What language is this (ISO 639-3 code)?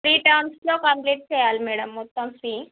tel